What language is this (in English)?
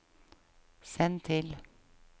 Norwegian